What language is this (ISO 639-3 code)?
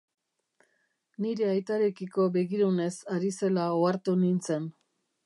eus